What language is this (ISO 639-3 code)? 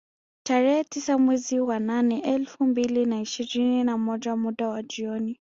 swa